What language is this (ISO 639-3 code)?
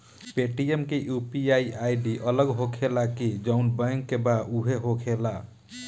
bho